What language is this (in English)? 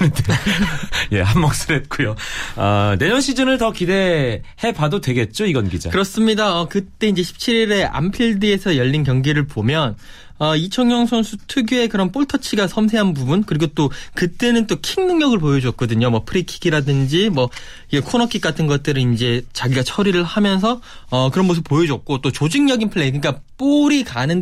Korean